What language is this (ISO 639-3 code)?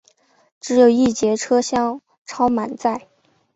zho